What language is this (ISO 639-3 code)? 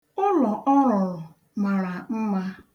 ibo